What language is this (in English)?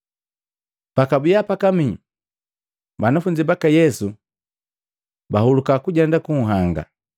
Matengo